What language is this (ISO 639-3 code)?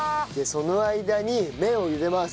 jpn